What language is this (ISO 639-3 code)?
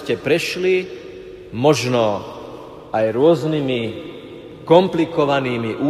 slk